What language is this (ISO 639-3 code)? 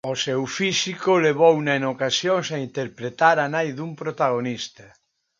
glg